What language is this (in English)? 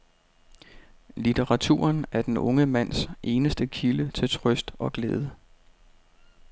Danish